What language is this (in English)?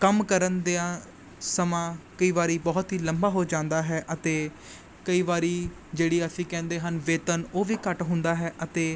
Punjabi